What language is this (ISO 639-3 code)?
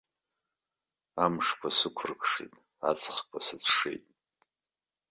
abk